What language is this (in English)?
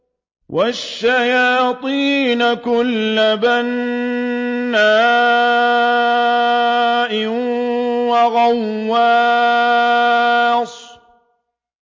Arabic